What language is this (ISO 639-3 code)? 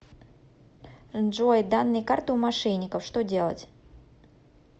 rus